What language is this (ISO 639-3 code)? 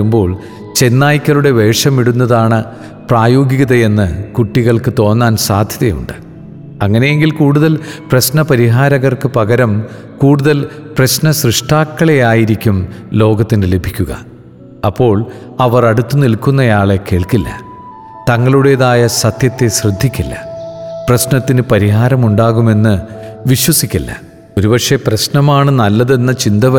mal